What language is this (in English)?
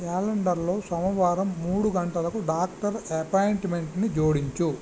Telugu